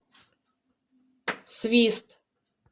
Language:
Russian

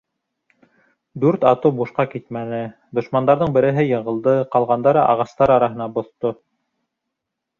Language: Bashkir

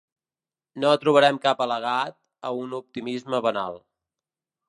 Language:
Catalan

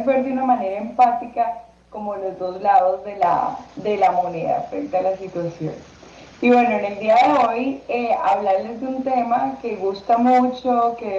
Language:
Spanish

